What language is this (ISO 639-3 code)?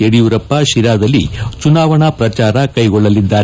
kan